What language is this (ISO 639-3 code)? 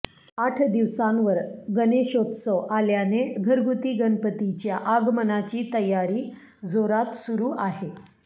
mar